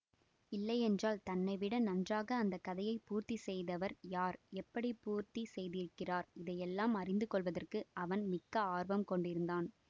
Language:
Tamil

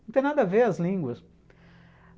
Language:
Portuguese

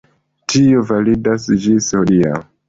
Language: Esperanto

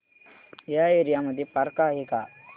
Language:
Marathi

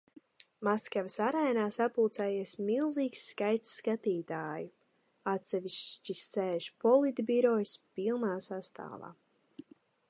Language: Latvian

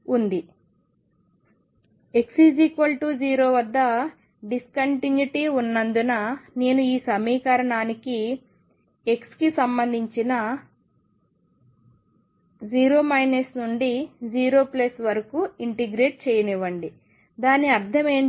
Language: Telugu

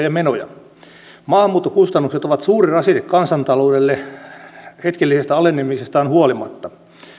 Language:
Finnish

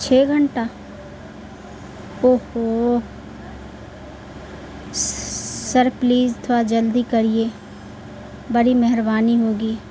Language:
Urdu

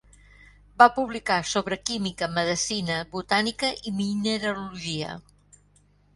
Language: Catalan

